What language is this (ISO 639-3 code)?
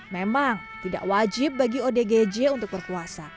ind